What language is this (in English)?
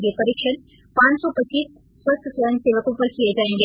Hindi